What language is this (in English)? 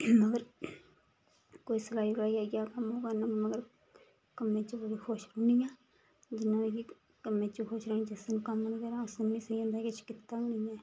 Dogri